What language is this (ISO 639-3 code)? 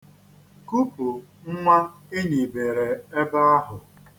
ibo